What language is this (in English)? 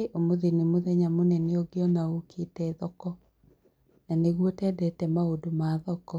Kikuyu